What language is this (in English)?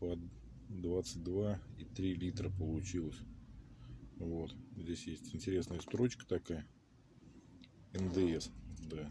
Russian